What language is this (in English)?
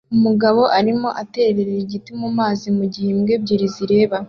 Kinyarwanda